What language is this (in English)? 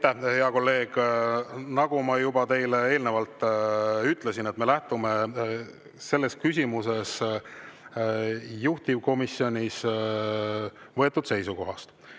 Estonian